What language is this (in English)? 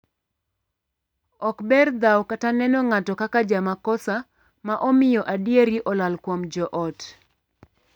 Luo (Kenya and Tanzania)